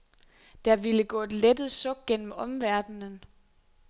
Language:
Danish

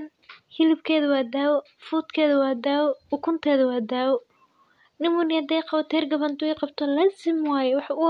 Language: Somali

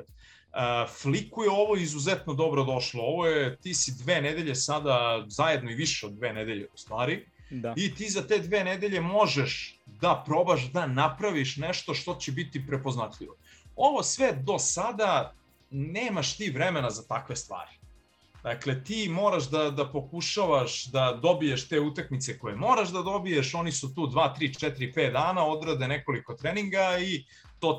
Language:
Croatian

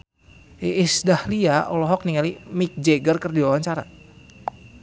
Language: Sundanese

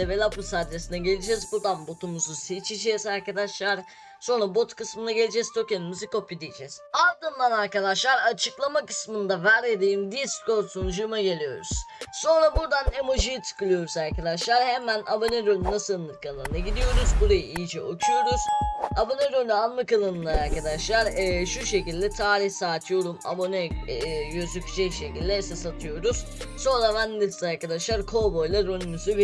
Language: Turkish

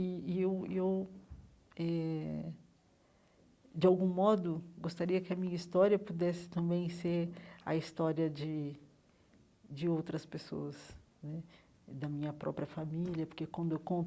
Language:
Portuguese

